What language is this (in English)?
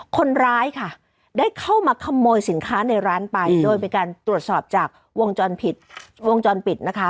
Thai